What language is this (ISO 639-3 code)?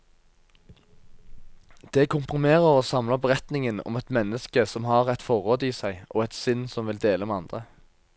nor